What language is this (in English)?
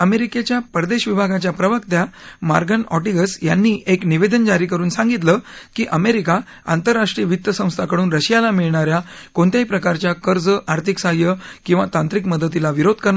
Marathi